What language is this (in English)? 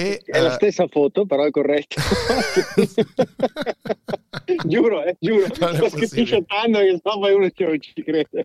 Italian